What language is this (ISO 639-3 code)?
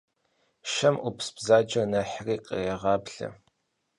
kbd